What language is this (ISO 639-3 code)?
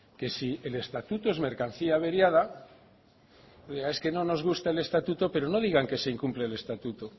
spa